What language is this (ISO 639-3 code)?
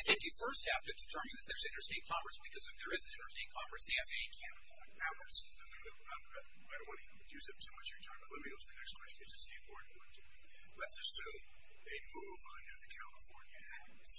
eng